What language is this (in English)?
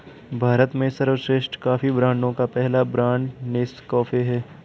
Hindi